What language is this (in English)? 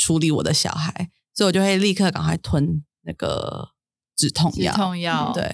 Chinese